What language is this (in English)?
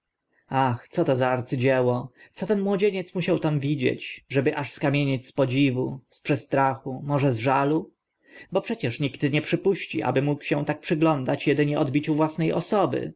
Polish